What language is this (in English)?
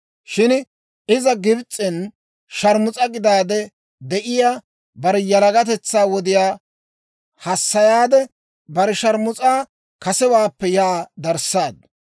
Dawro